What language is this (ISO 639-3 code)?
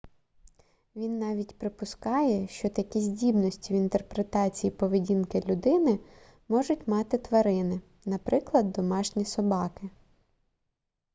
ukr